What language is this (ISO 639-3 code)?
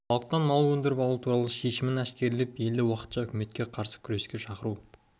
kaz